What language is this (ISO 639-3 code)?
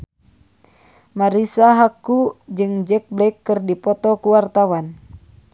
sun